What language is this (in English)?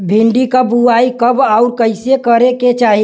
Bhojpuri